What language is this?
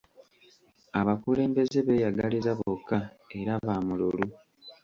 Ganda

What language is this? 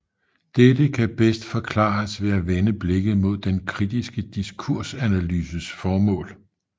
Danish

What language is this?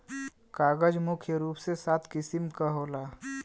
Bhojpuri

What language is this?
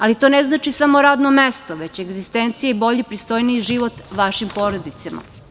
Serbian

